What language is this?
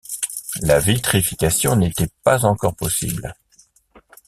French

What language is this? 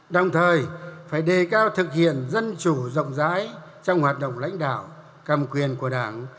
Vietnamese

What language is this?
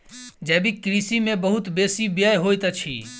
Maithili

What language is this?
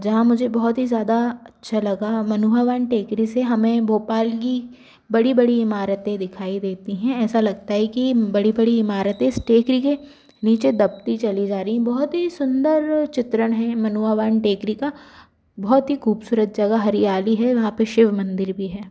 Hindi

